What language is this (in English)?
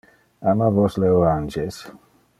Interlingua